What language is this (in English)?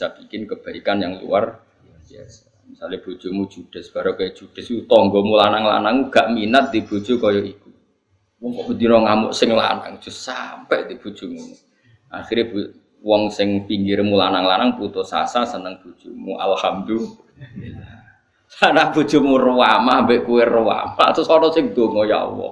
Indonesian